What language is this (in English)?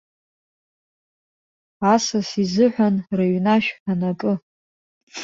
Abkhazian